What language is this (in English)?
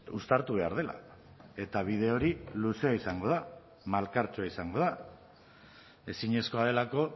Basque